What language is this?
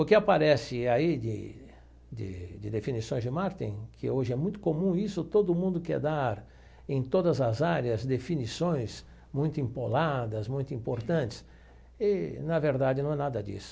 Portuguese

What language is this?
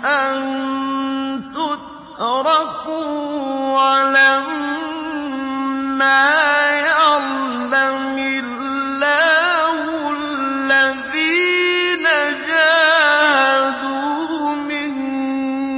Arabic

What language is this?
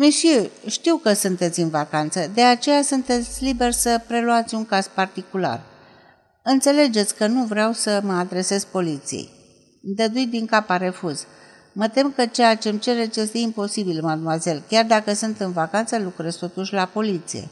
Romanian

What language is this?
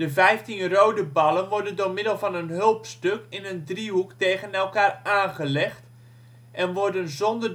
Dutch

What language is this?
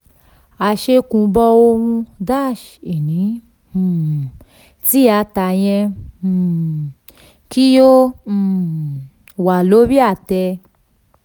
Yoruba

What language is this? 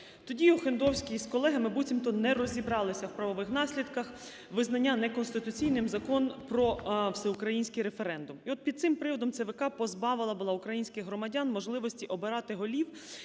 Ukrainian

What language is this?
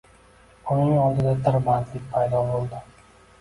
Uzbek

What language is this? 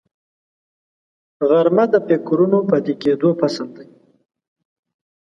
Pashto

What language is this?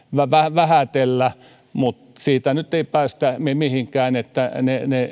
Finnish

